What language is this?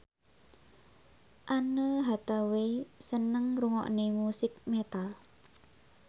Javanese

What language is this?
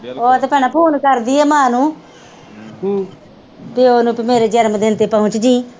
Punjabi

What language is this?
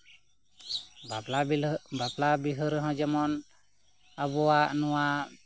Santali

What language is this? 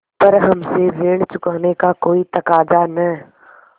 Hindi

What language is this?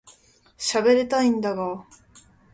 Japanese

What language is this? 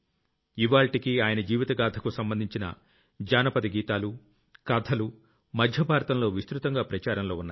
Telugu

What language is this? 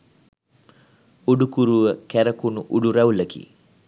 Sinhala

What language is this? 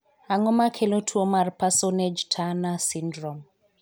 Luo (Kenya and Tanzania)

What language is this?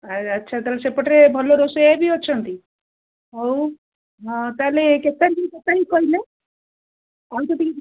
Odia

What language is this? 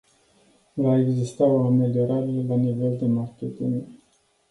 Romanian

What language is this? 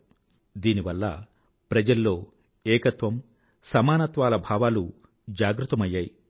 Telugu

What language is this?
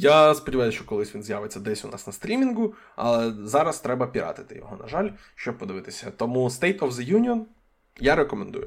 Ukrainian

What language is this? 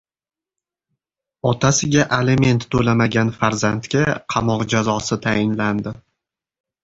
Uzbek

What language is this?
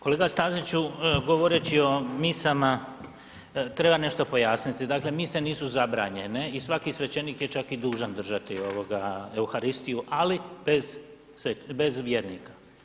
Croatian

